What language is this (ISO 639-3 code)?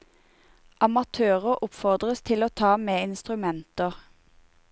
nor